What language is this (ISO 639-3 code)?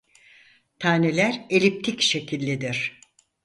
tur